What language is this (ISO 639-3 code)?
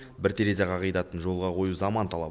kaz